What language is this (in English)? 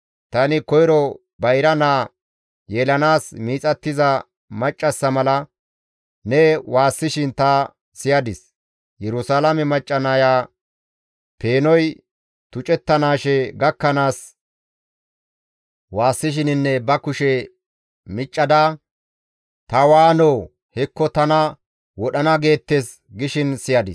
Gamo